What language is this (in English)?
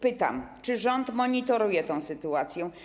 Polish